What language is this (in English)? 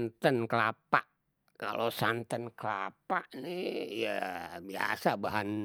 Betawi